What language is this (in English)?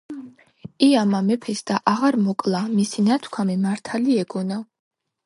Georgian